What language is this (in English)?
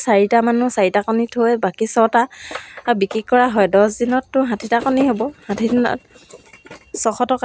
Assamese